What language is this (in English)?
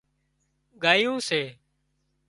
Wadiyara Koli